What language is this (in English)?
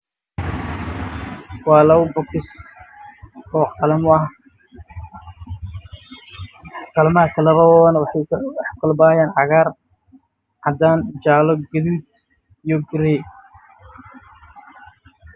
Somali